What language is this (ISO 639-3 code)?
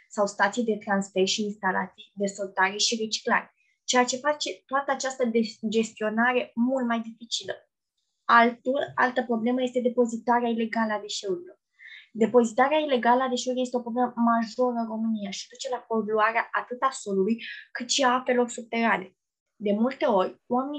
ron